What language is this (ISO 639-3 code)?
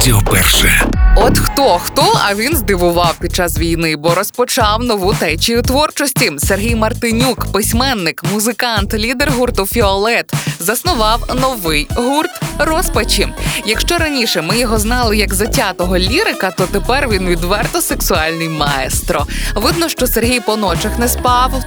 ukr